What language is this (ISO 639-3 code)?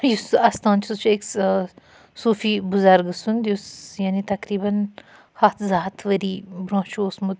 kas